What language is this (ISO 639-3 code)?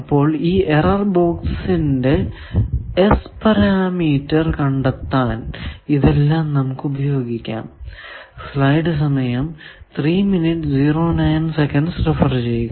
mal